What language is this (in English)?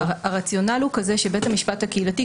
Hebrew